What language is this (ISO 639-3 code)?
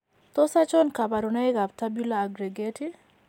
kln